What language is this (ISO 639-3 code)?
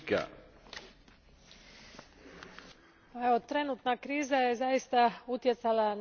hrv